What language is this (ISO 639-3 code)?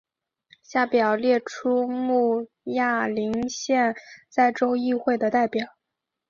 zho